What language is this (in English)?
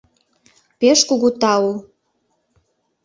Mari